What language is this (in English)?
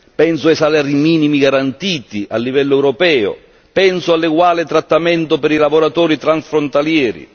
Italian